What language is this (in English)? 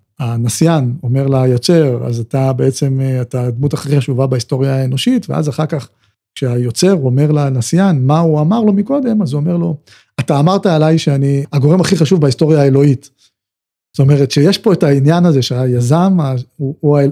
Hebrew